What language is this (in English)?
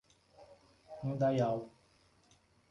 Portuguese